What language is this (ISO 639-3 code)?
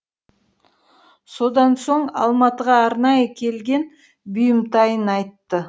kaz